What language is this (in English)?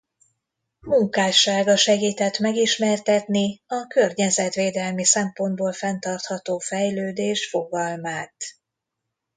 Hungarian